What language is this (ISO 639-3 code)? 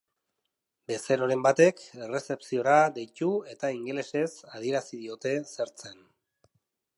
eus